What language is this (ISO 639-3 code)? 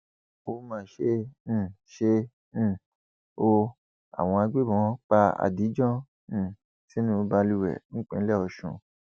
yor